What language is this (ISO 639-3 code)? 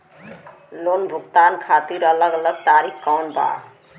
bho